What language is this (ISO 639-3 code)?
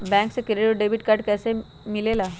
mag